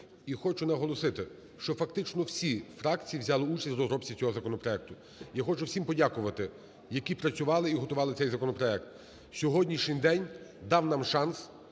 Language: Ukrainian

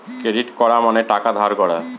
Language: Bangla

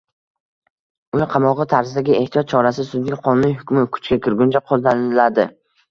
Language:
Uzbek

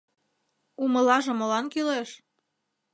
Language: Mari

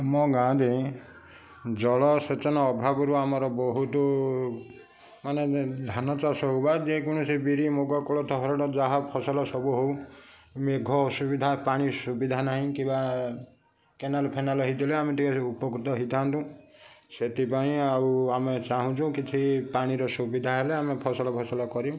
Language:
Odia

